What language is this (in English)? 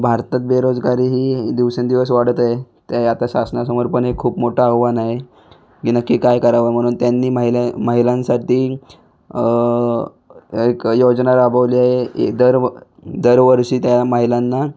Marathi